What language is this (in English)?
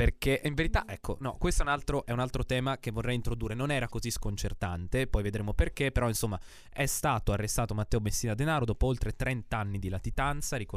Italian